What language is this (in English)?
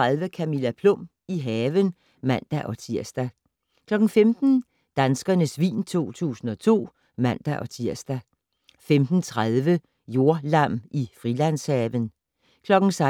Danish